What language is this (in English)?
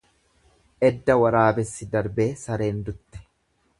Oromo